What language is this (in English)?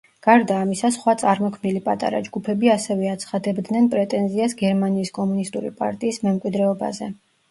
Georgian